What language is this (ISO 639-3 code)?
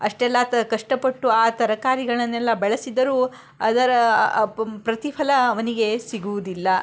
kan